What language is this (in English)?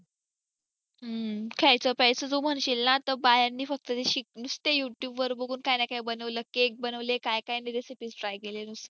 Marathi